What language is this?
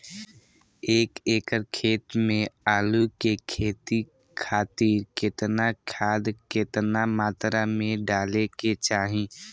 Bhojpuri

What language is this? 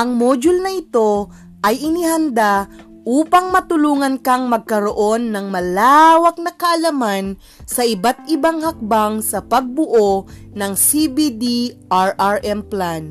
Filipino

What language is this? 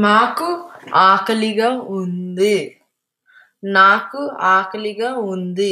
Telugu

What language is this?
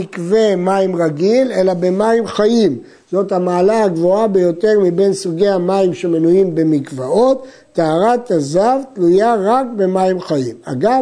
Hebrew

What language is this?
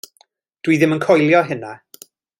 Welsh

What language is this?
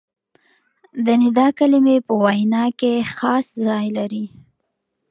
Pashto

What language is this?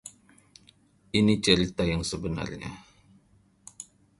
Indonesian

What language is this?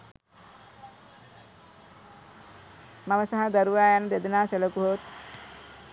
Sinhala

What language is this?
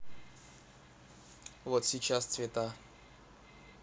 Russian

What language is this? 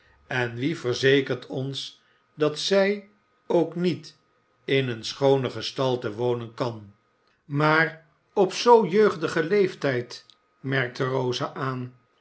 Dutch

